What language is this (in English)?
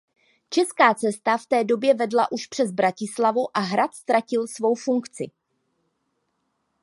Czech